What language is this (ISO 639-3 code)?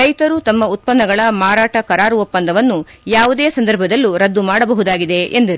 kan